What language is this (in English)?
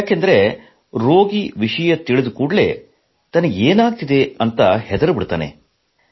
Kannada